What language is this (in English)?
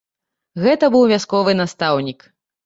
Belarusian